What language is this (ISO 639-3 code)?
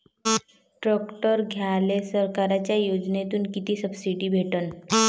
mar